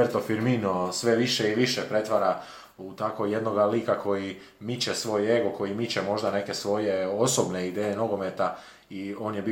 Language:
Croatian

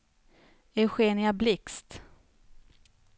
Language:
Swedish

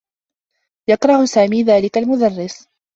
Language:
Arabic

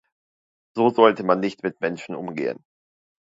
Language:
German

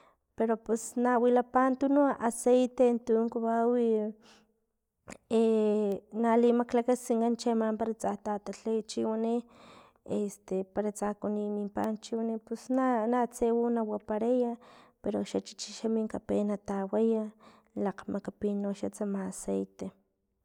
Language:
Filomena Mata-Coahuitlán Totonac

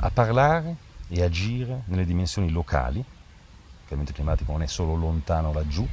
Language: Italian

